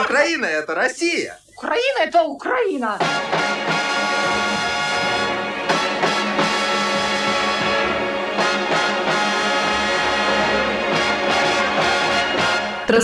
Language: Italian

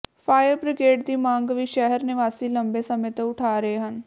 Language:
Punjabi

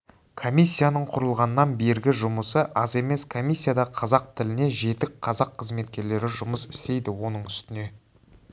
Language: Kazakh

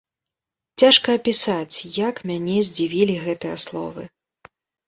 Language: Belarusian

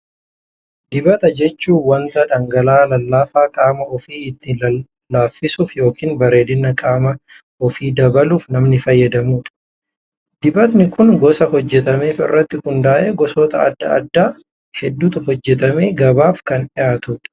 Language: Oromo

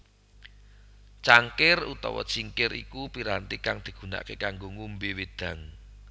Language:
Javanese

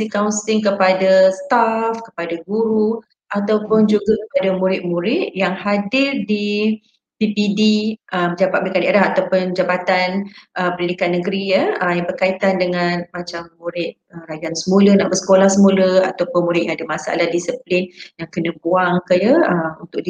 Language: Malay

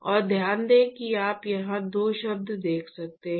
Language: Hindi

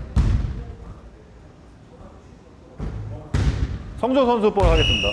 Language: Korean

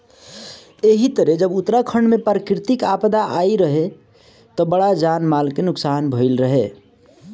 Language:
Bhojpuri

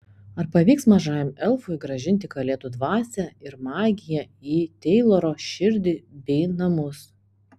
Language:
Lithuanian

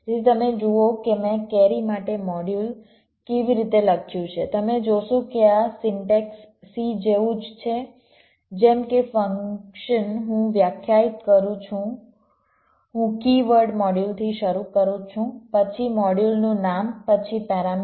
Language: Gujarati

